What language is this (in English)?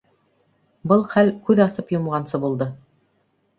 Bashkir